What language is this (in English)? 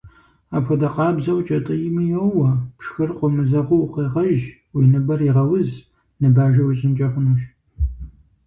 Kabardian